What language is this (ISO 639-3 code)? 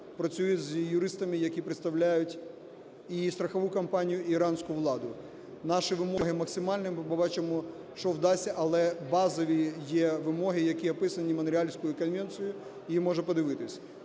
ukr